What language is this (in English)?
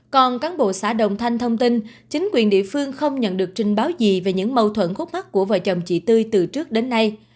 Vietnamese